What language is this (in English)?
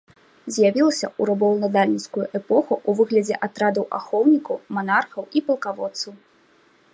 Belarusian